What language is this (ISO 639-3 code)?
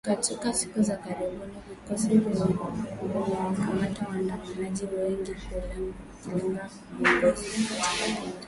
swa